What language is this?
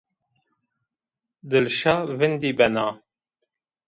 Zaza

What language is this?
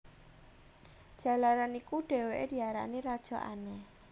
Javanese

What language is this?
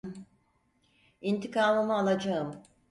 Turkish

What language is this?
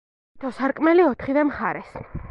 Georgian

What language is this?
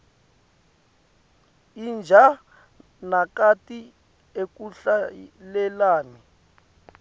Swati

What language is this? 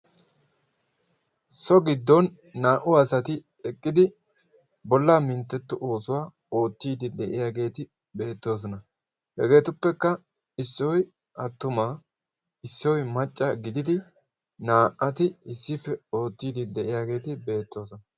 Wolaytta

